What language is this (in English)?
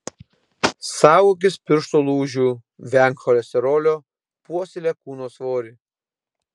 Lithuanian